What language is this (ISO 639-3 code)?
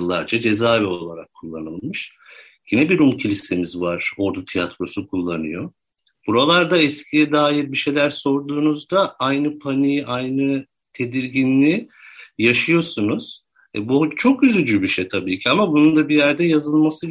tur